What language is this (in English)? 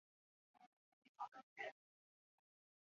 Chinese